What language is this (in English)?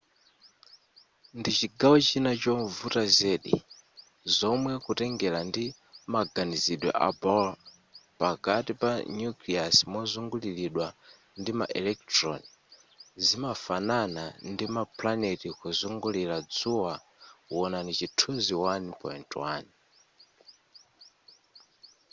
Nyanja